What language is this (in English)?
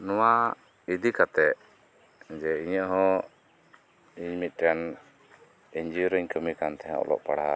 Santali